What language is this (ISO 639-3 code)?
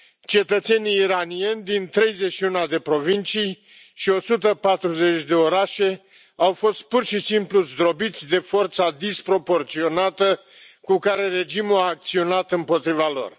ron